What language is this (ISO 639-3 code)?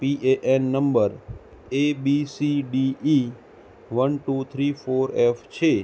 guj